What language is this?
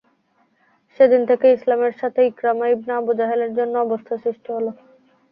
Bangla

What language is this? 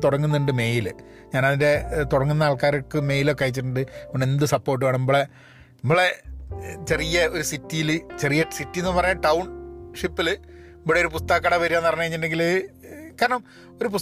Malayalam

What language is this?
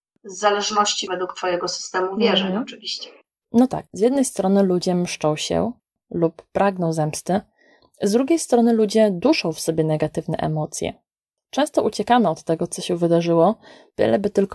Polish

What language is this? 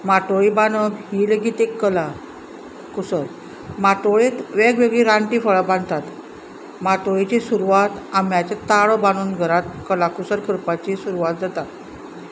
Konkani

